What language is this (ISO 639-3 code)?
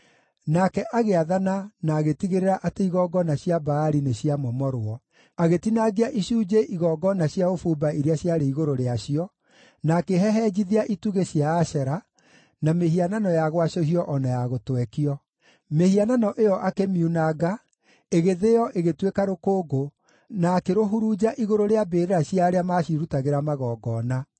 kik